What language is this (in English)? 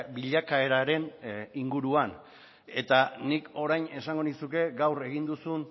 Basque